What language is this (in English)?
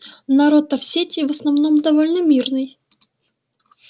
Russian